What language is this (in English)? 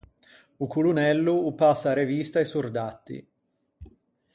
Ligurian